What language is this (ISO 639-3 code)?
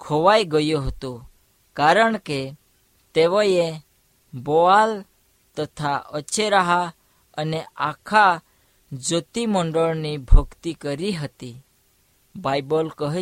hin